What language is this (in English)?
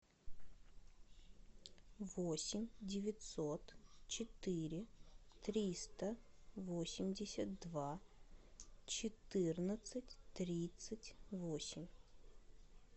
Russian